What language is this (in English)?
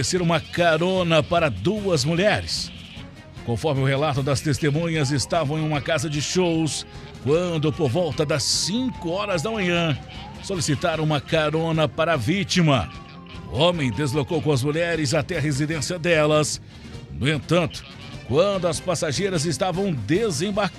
Portuguese